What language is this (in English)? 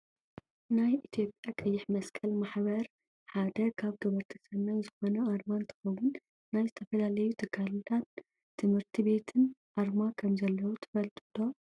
Tigrinya